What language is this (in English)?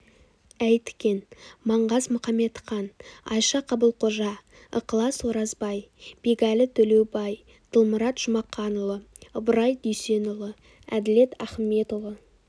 Kazakh